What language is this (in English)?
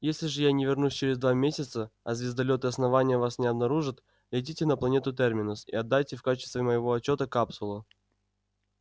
Russian